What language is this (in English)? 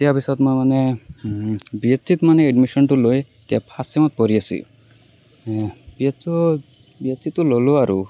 Assamese